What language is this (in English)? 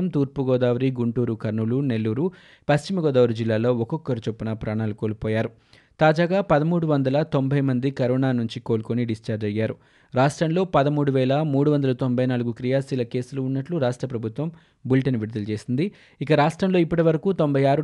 Telugu